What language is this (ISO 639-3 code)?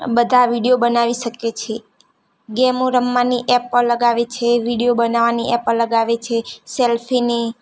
guj